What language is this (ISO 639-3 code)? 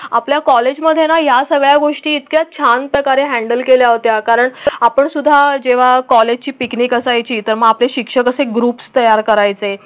mar